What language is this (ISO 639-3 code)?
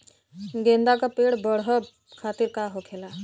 bho